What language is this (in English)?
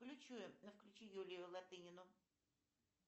Russian